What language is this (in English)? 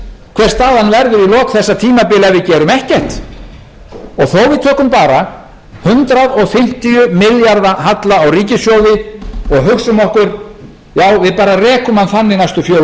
Icelandic